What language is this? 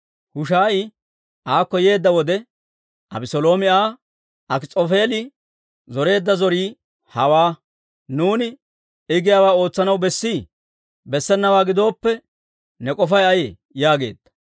Dawro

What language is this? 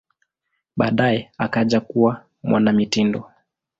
Swahili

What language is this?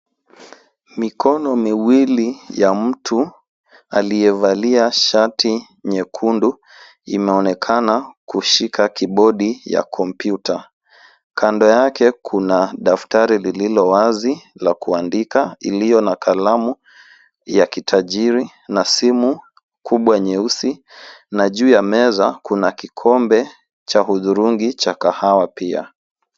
Swahili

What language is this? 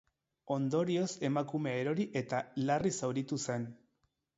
Basque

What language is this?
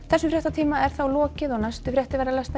Icelandic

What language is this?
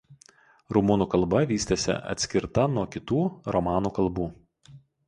Lithuanian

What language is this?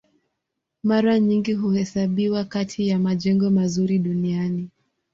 Swahili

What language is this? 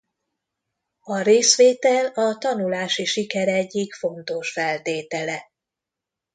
Hungarian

